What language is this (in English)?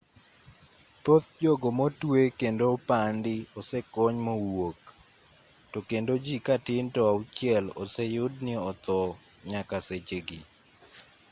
Luo (Kenya and Tanzania)